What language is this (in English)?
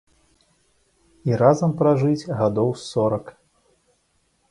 Belarusian